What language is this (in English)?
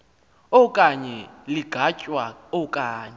Xhosa